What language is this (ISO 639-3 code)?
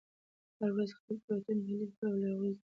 pus